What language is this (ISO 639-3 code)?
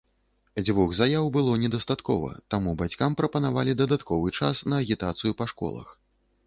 bel